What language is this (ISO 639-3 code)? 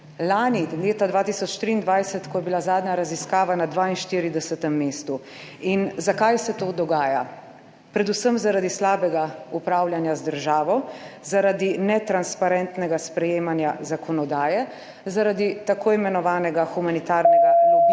slv